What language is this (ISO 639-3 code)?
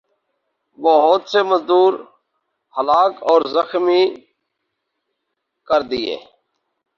urd